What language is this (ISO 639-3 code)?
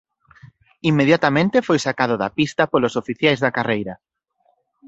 glg